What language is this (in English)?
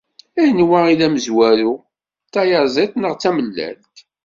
Kabyle